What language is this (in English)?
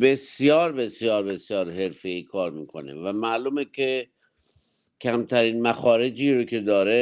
Persian